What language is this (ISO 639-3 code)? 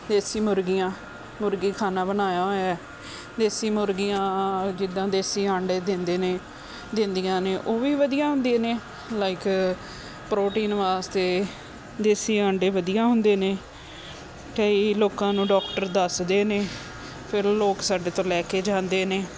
pan